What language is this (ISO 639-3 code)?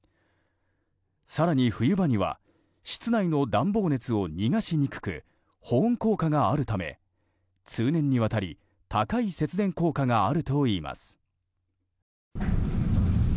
jpn